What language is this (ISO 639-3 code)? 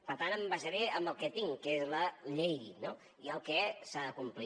cat